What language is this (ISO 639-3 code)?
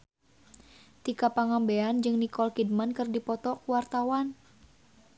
sun